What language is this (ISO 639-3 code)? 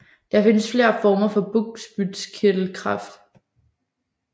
dan